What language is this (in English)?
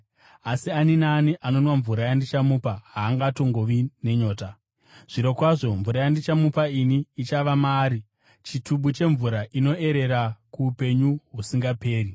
Shona